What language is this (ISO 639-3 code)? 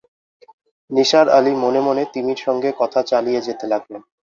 ben